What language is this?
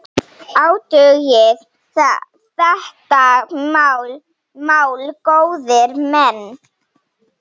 Icelandic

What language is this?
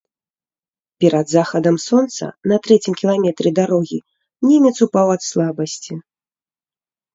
Belarusian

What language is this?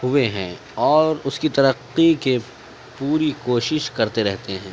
Urdu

